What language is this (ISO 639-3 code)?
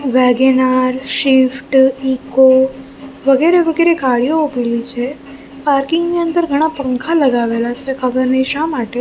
guj